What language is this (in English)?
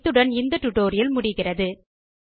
Tamil